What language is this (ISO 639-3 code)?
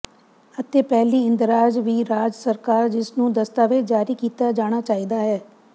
pan